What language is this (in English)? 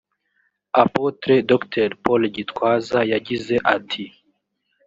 Kinyarwanda